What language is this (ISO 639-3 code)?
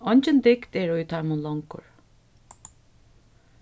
fao